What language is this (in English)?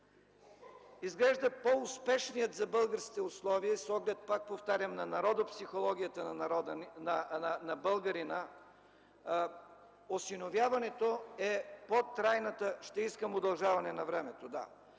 Bulgarian